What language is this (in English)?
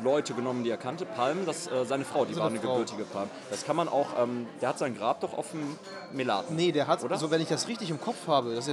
German